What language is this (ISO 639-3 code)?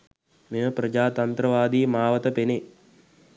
sin